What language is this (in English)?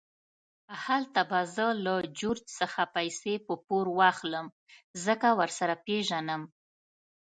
Pashto